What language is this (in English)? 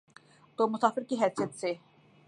Urdu